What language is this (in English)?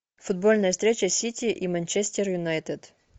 Russian